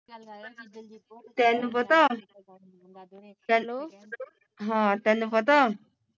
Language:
Punjabi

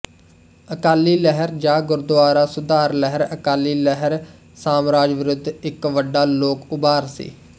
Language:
Punjabi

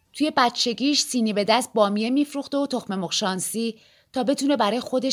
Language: Persian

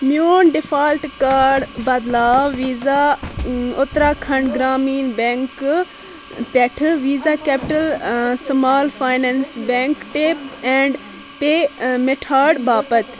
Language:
Kashmiri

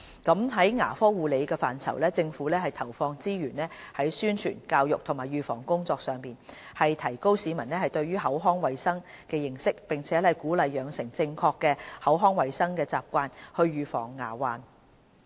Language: Cantonese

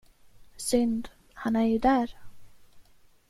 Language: Swedish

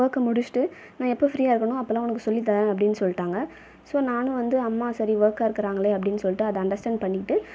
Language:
Tamil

